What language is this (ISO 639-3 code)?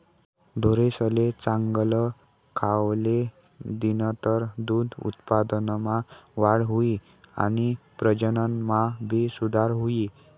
mar